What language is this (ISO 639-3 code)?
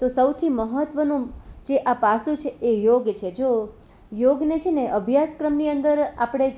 guj